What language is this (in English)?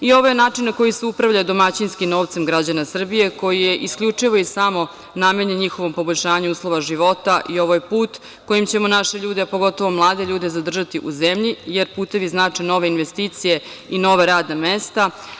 Serbian